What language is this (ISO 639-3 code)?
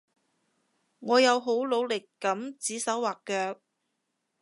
yue